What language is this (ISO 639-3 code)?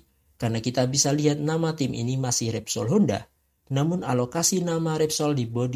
ind